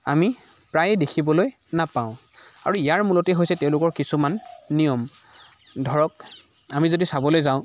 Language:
Assamese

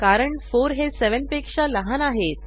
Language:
Marathi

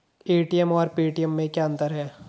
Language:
Hindi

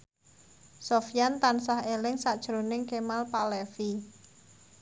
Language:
Javanese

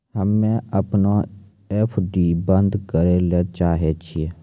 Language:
Maithili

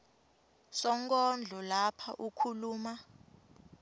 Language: Swati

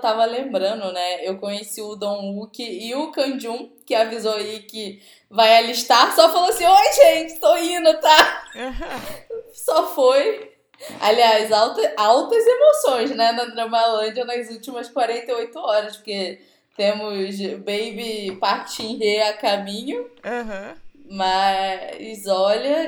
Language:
Portuguese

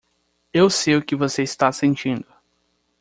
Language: Portuguese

